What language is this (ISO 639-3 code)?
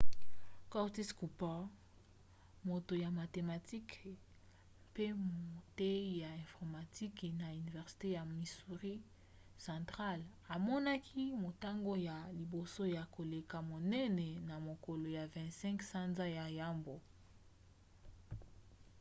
lin